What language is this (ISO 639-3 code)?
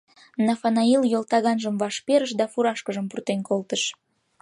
chm